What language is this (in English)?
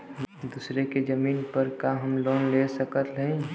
Bhojpuri